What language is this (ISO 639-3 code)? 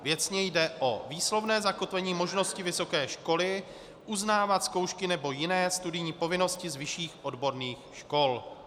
ces